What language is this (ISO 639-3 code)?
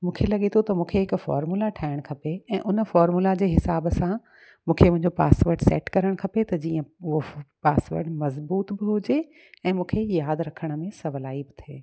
snd